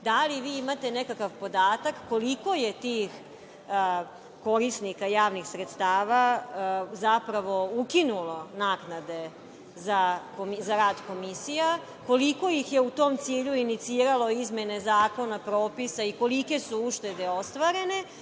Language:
Serbian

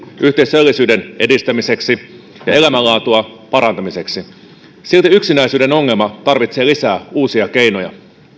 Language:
Finnish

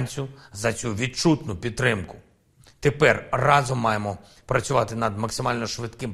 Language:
Ukrainian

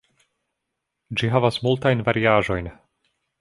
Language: Esperanto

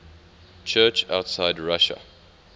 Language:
English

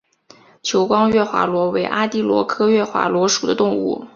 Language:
Chinese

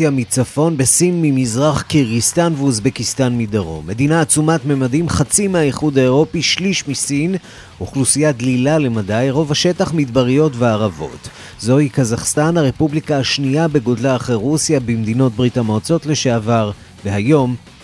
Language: Hebrew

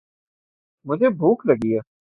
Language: Urdu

